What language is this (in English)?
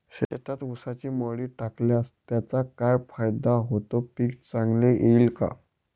Marathi